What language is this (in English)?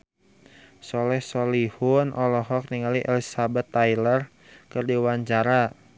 Sundanese